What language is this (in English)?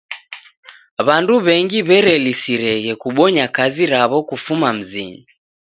Taita